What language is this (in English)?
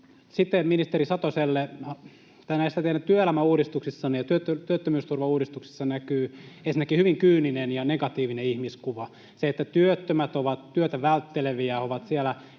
Finnish